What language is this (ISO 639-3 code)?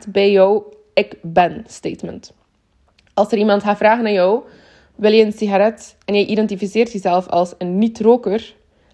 nld